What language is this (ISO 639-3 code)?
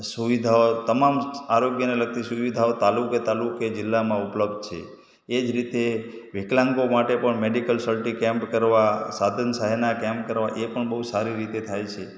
guj